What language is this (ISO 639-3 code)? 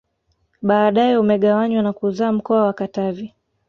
swa